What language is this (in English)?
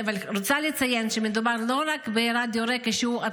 Hebrew